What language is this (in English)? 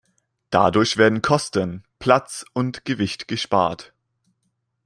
German